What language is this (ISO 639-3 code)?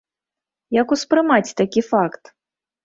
bel